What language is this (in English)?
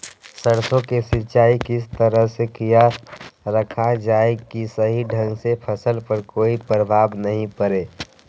Magahi